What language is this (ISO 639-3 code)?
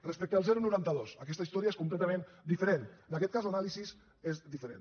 cat